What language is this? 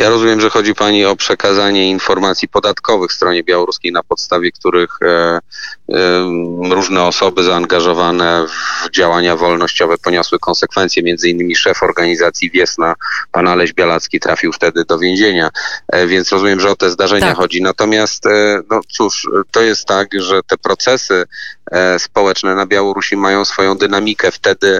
Polish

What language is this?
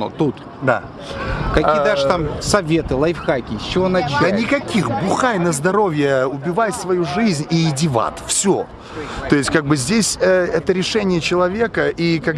Russian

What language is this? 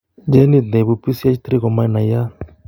Kalenjin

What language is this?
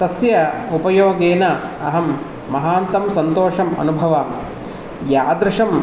Sanskrit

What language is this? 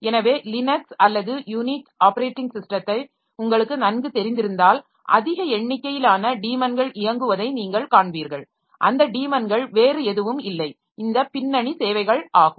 Tamil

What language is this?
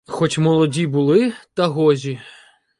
Ukrainian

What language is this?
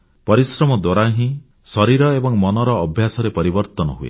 Odia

